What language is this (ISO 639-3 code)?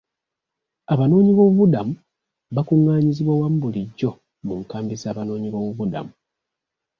lug